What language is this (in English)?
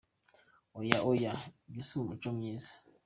Kinyarwanda